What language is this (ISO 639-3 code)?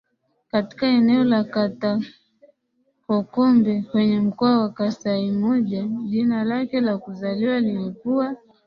swa